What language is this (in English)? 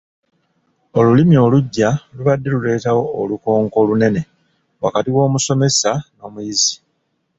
Ganda